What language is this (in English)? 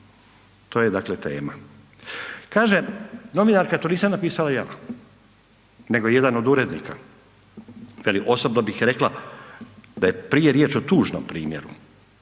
Croatian